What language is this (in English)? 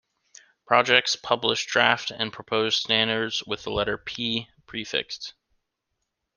English